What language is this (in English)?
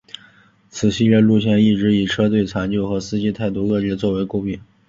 Chinese